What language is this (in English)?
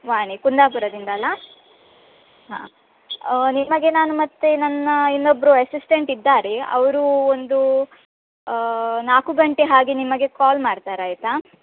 Kannada